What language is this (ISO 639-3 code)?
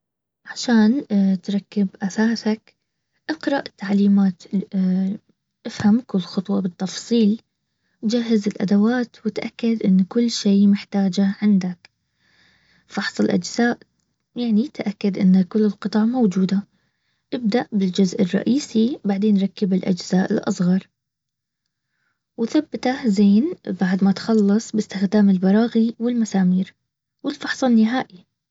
abv